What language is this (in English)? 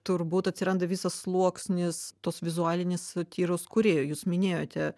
Lithuanian